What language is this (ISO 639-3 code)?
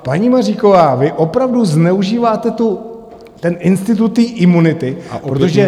ces